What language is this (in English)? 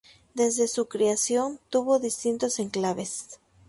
Spanish